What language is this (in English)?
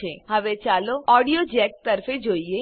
Gujarati